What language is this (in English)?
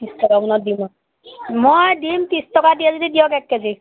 Assamese